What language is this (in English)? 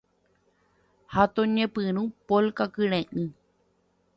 Guarani